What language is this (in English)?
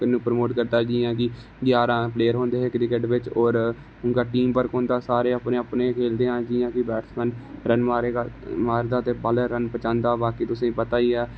Dogri